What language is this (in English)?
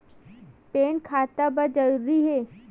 Chhattisgarhi